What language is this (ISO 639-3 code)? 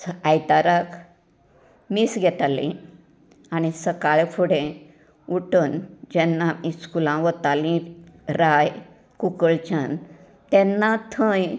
kok